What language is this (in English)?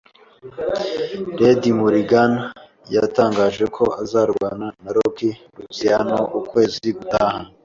Kinyarwanda